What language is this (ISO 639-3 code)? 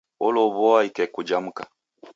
dav